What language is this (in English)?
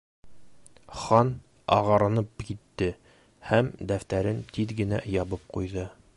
Bashkir